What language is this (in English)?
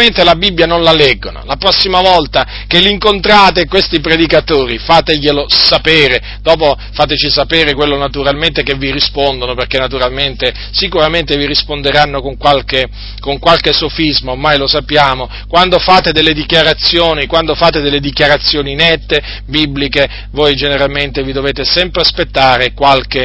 Italian